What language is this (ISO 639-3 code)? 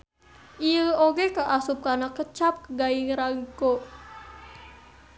sun